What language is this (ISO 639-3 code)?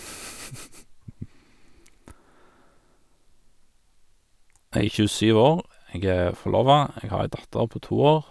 nor